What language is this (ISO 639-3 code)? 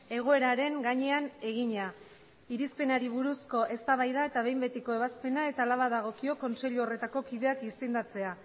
eus